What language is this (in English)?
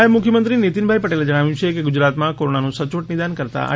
Gujarati